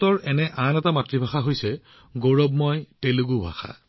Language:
Assamese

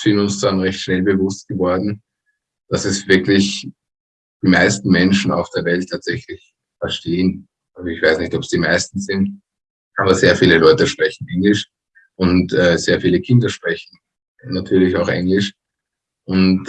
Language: German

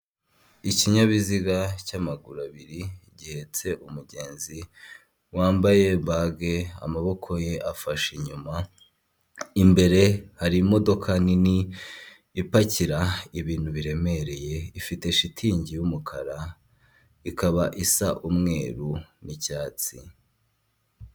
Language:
Kinyarwanda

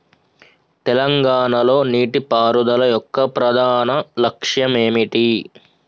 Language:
Telugu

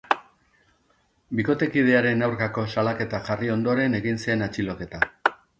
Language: Basque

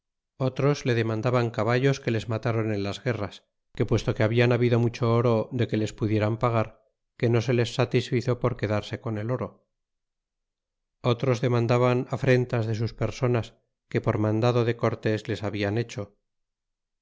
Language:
Spanish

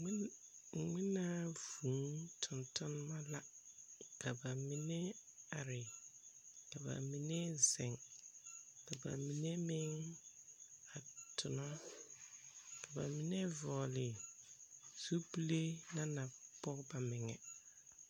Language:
Southern Dagaare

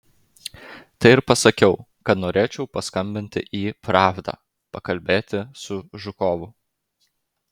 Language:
Lithuanian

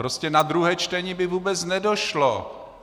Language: Czech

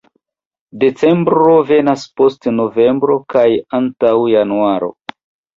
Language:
Esperanto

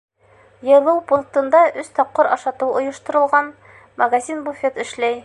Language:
Bashkir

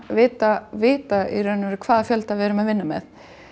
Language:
Icelandic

